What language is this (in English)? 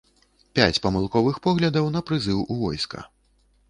Belarusian